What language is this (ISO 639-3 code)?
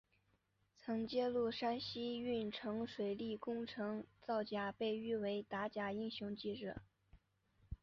zho